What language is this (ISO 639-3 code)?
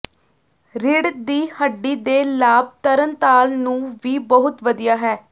pan